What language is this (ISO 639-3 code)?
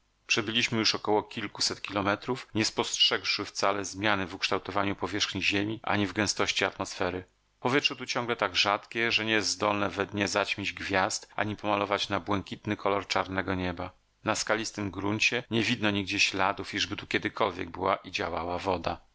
pol